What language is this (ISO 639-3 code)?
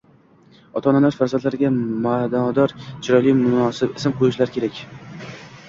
uzb